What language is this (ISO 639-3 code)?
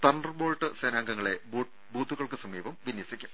mal